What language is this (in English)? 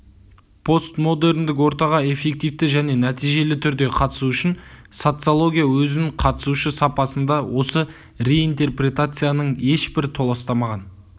Kazakh